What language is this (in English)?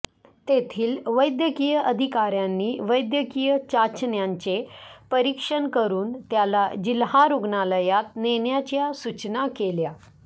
Marathi